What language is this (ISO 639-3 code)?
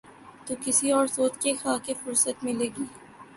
urd